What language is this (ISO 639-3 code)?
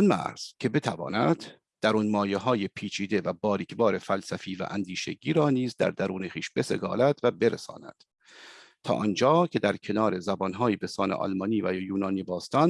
fas